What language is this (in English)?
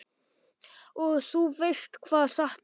Icelandic